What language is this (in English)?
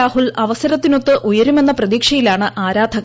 Malayalam